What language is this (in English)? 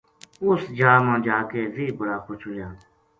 Gujari